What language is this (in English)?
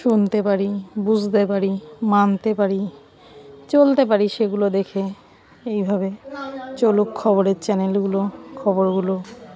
Bangla